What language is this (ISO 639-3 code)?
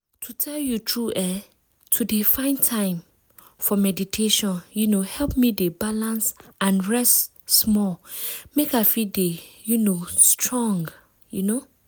pcm